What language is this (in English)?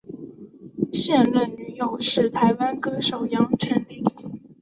Chinese